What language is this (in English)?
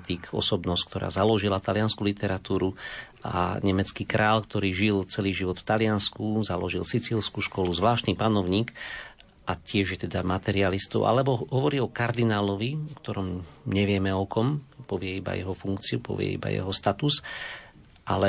Slovak